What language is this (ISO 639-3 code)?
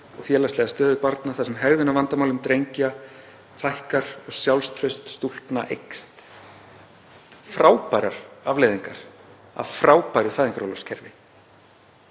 isl